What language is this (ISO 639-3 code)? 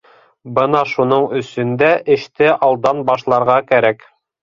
bak